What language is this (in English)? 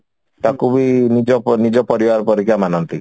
Odia